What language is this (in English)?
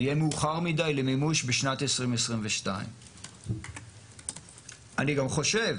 Hebrew